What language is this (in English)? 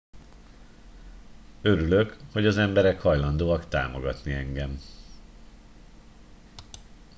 Hungarian